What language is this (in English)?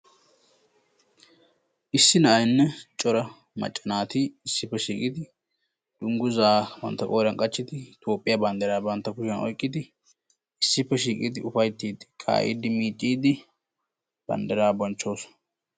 Wolaytta